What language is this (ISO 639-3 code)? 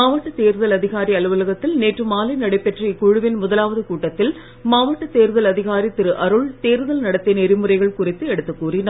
tam